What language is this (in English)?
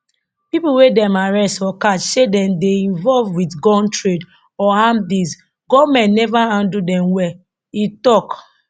Nigerian Pidgin